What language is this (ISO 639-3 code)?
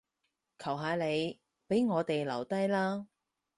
yue